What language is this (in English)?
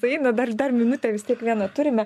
Lithuanian